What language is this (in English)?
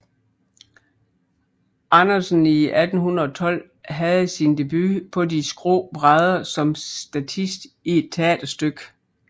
Danish